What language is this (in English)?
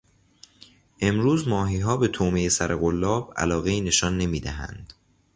Persian